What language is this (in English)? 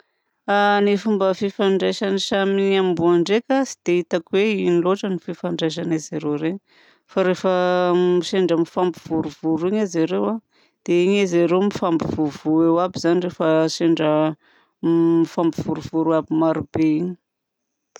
Southern Betsimisaraka Malagasy